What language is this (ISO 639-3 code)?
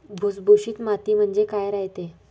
mar